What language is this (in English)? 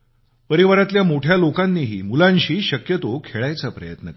Marathi